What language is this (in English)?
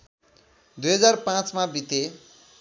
Nepali